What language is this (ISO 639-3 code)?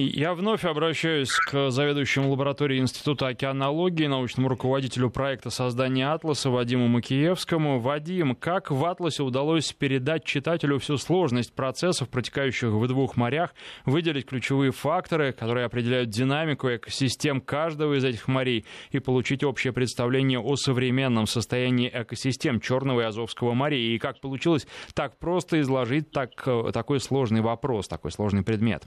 rus